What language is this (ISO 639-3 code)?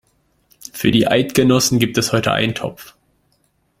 deu